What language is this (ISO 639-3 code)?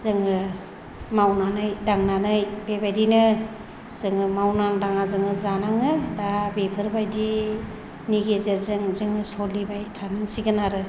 brx